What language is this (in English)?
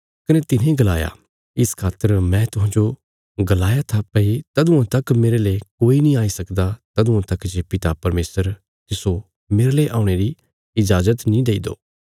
Bilaspuri